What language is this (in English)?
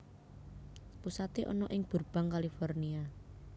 Javanese